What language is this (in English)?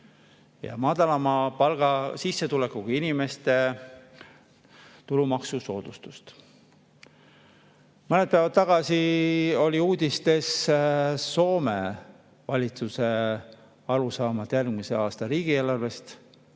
Estonian